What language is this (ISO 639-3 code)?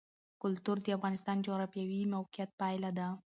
pus